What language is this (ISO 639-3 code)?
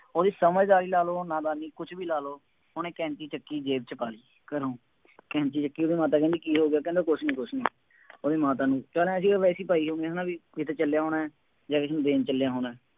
pan